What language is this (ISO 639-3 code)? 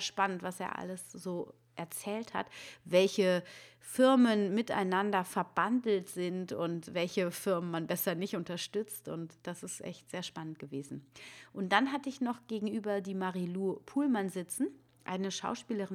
deu